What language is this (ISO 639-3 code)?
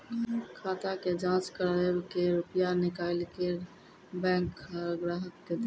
mai